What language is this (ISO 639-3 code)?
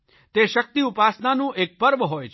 guj